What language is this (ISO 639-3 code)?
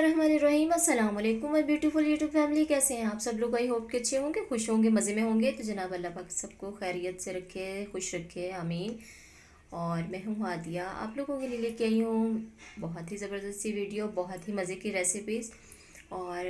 urd